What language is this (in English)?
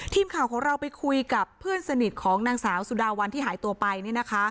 Thai